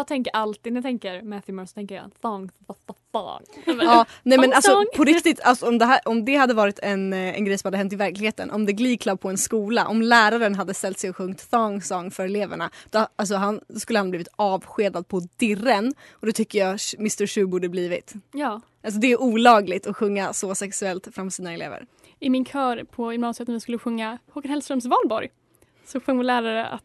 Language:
Swedish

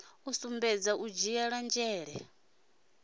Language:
Venda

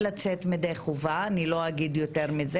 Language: Hebrew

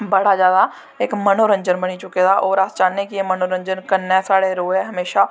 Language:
Dogri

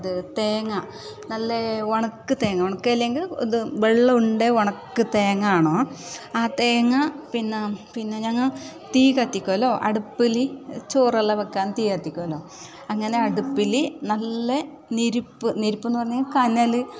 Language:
Malayalam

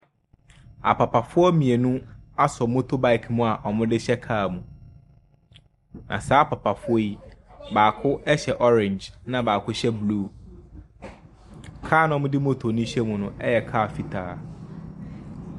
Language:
Akan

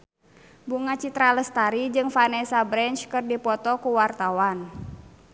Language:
Sundanese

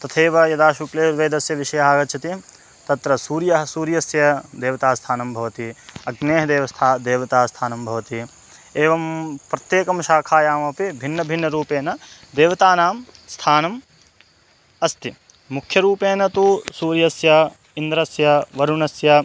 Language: Sanskrit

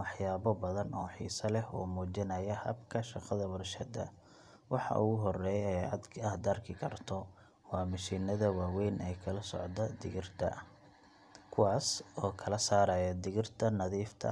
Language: Somali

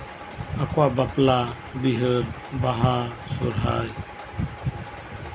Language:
Santali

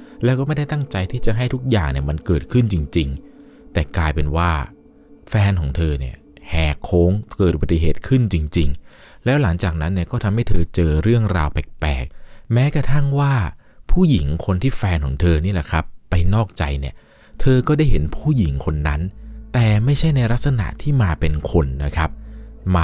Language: Thai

